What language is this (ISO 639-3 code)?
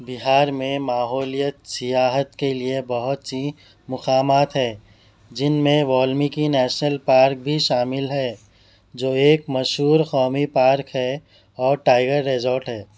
urd